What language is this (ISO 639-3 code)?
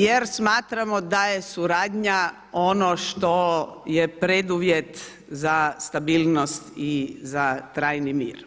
hrv